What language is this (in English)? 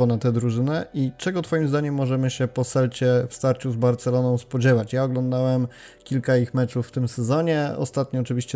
Polish